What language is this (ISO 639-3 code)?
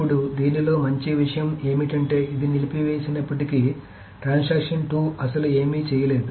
tel